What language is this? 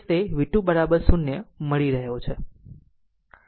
Gujarati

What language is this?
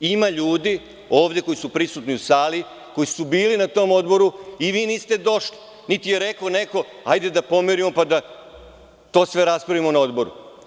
Serbian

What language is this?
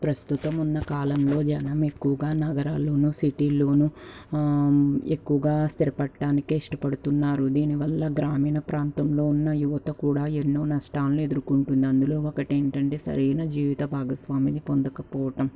Telugu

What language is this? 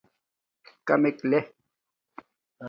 Domaaki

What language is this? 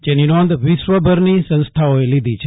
Gujarati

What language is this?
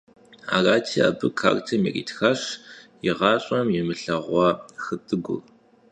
Kabardian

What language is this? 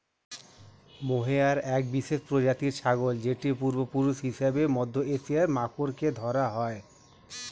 Bangla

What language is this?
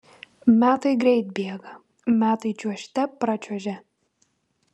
Lithuanian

